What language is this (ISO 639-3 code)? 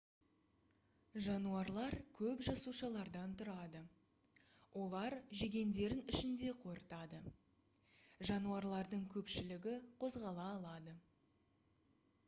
kaz